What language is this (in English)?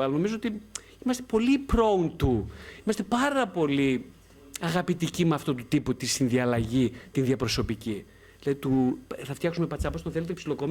Greek